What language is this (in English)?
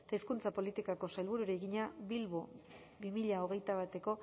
Basque